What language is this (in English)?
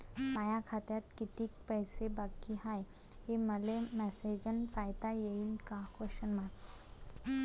Marathi